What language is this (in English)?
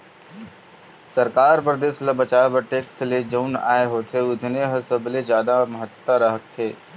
Chhattisgarhi